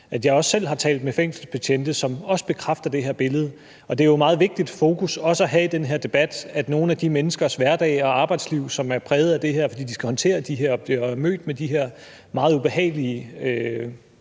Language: Danish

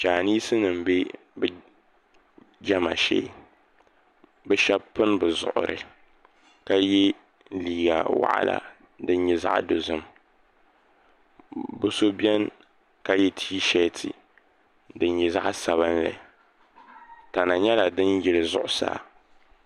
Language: Dagbani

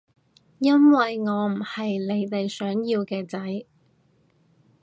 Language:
Cantonese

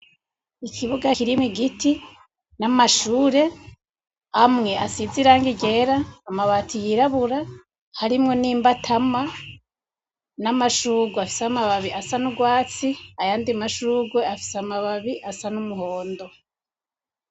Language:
Rundi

